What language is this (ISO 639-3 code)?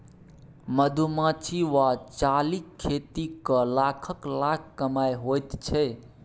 mai